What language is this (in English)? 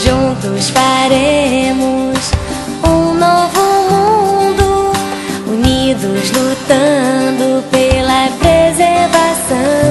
Portuguese